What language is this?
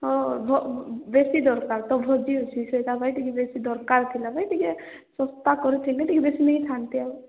Odia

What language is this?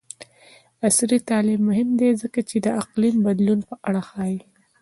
Pashto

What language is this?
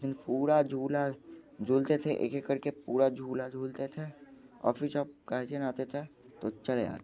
Hindi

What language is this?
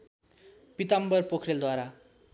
Nepali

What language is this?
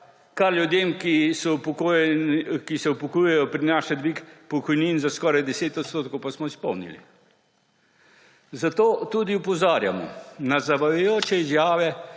Slovenian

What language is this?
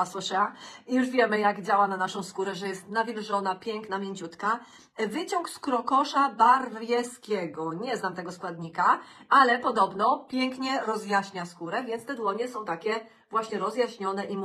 Polish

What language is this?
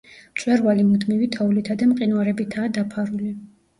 Georgian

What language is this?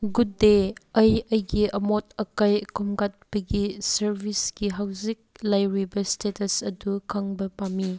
Manipuri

